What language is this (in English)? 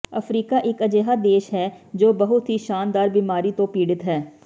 Punjabi